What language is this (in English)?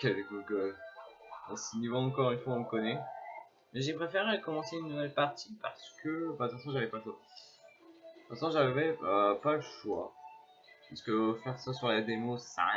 French